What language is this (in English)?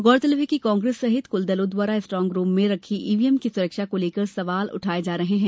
Hindi